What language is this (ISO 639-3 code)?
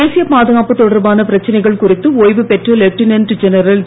tam